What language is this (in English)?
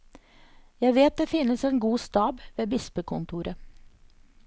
Norwegian